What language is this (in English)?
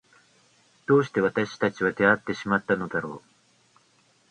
Japanese